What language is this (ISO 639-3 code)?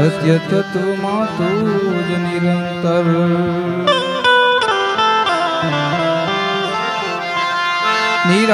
ara